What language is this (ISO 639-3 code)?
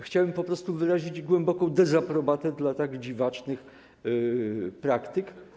pol